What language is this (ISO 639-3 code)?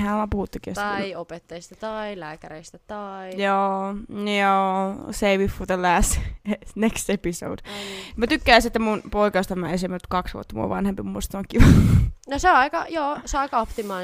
fin